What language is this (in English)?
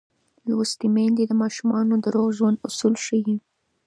Pashto